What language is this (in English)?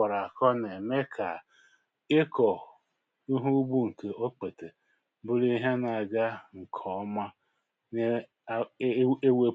Igbo